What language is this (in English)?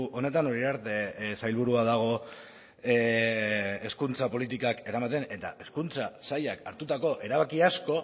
Basque